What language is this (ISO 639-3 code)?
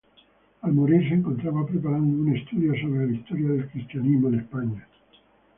spa